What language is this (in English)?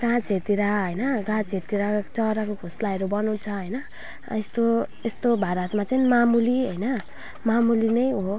Nepali